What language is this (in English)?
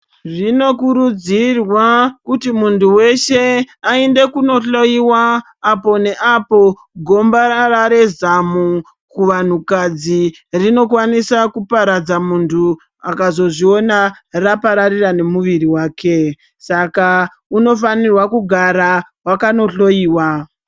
Ndau